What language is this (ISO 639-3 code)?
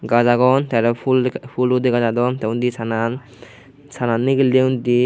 ccp